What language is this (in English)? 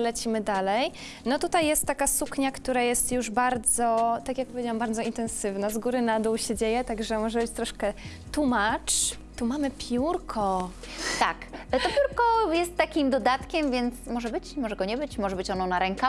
Polish